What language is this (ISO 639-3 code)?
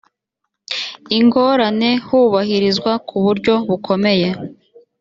kin